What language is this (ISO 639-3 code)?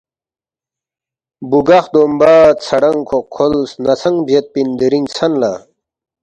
bft